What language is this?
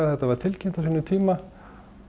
Icelandic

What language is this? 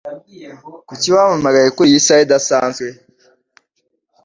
Kinyarwanda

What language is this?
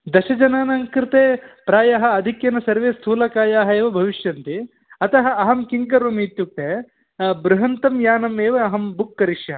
Sanskrit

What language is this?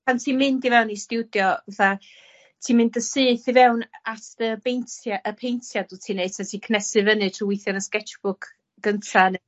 Welsh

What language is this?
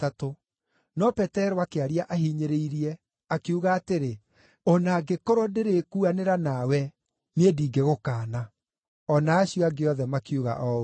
Kikuyu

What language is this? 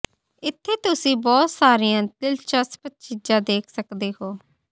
Punjabi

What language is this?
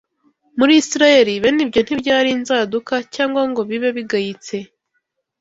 Kinyarwanda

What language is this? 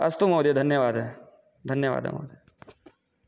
Sanskrit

